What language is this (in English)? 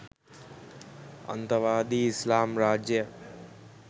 Sinhala